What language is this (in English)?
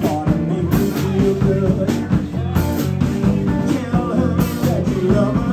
English